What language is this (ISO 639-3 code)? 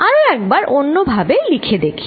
ben